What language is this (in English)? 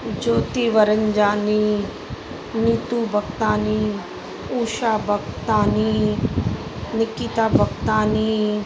Sindhi